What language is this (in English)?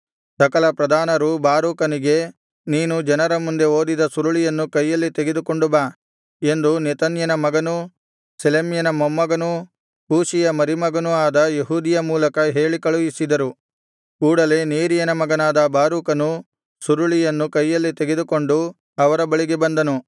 Kannada